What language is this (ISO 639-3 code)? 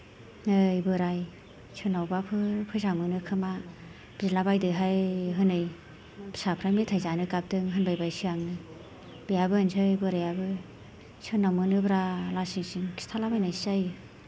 brx